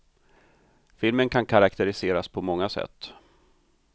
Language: Swedish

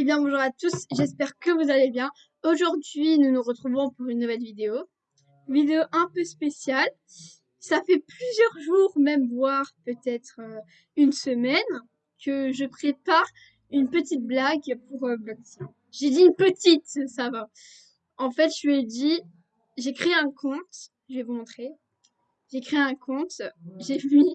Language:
French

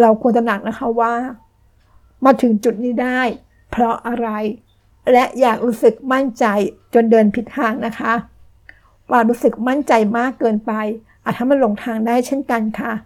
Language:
Thai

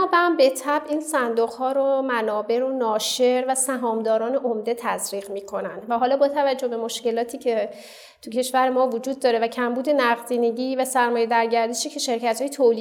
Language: Persian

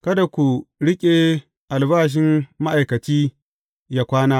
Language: Hausa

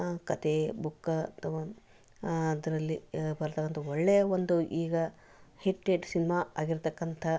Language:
Kannada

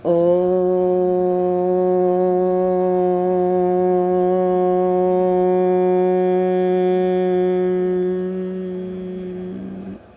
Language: Gujarati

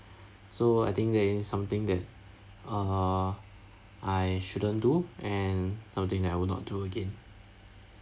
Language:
English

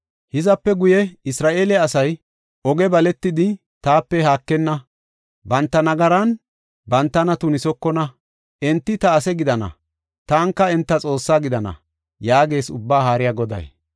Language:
Gofa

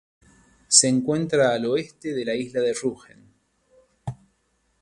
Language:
Spanish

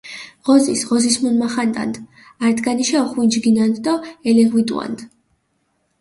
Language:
Mingrelian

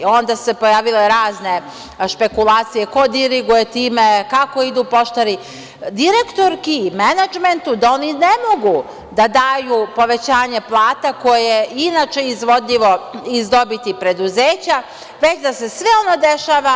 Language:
Serbian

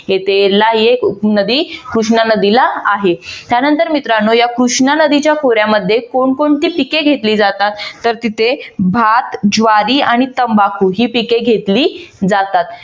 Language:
Marathi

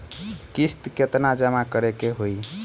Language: Bhojpuri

